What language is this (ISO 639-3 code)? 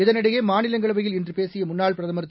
tam